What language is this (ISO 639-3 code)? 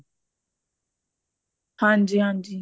pan